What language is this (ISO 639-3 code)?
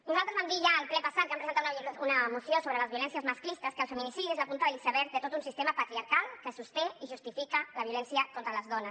cat